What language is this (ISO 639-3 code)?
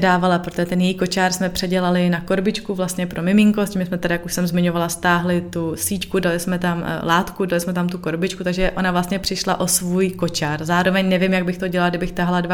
ces